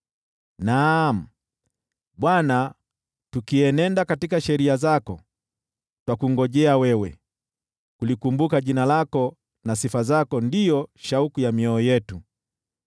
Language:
Swahili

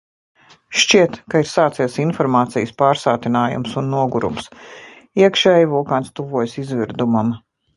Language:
Latvian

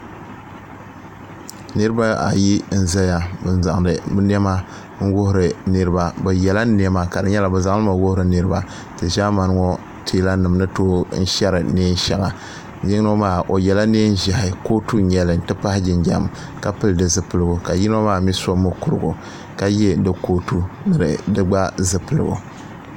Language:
Dagbani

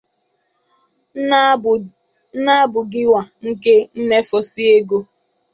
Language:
Igbo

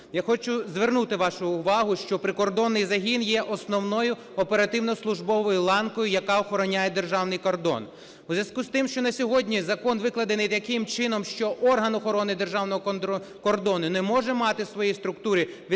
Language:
Ukrainian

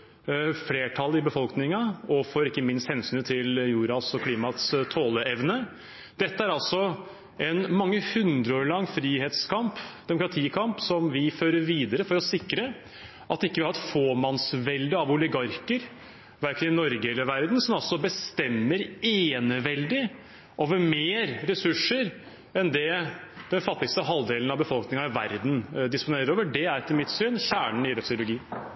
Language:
Norwegian Bokmål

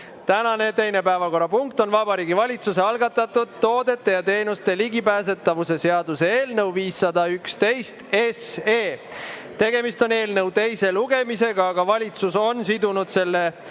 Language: Estonian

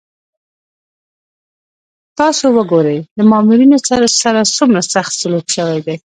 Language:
Pashto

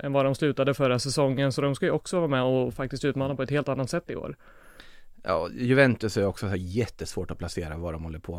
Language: Swedish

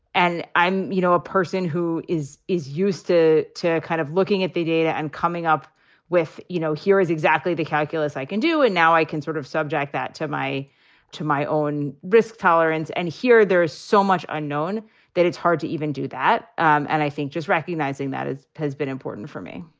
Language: English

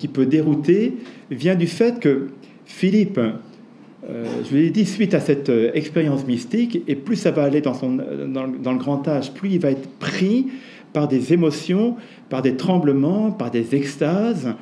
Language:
French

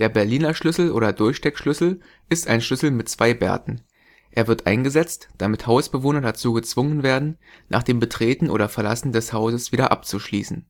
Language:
German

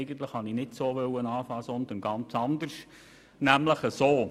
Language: Swiss German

